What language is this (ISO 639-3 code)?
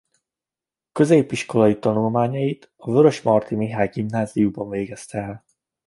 hun